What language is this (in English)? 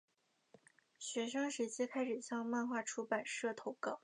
Chinese